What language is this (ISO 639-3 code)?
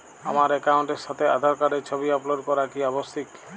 ben